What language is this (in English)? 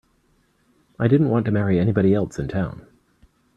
English